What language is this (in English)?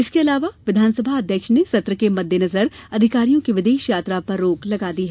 Hindi